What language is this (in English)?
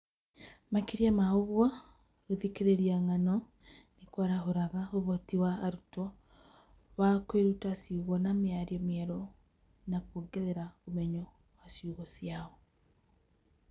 Kikuyu